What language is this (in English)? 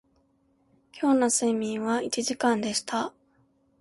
Japanese